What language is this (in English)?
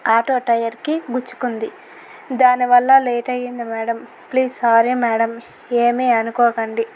Telugu